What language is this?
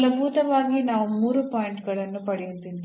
Kannada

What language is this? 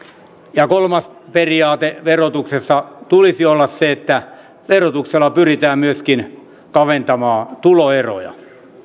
Finnish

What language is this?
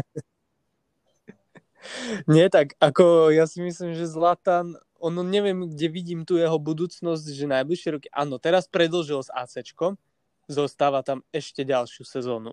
Slovak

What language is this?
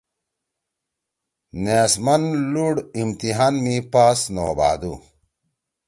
Torwali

